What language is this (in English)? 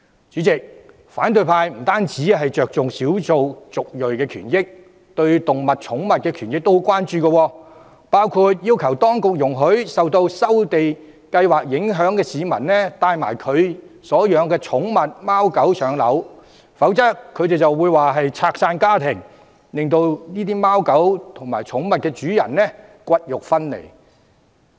Cantonese